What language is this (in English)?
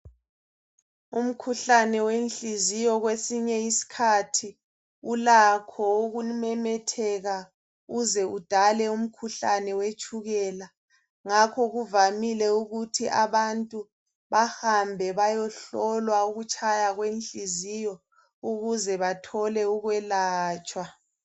North Ndebele